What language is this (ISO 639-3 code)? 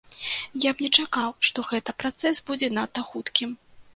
bel